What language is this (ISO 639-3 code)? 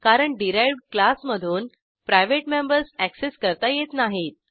mar